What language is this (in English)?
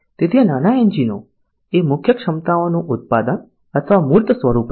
Gujarati